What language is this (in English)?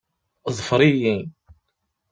Kabyle